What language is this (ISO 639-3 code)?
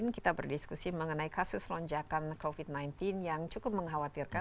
ind